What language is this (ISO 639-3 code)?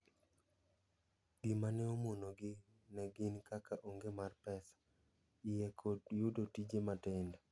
luo